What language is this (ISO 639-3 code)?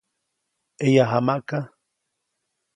zoc